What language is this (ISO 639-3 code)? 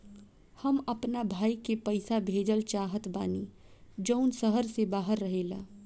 bho